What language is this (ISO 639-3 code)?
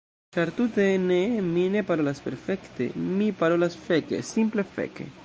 epo